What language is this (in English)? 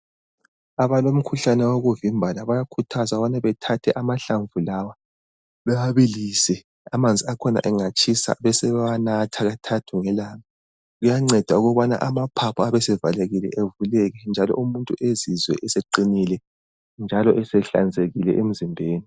North Ndebele